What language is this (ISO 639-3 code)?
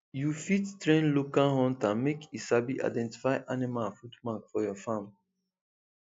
pcm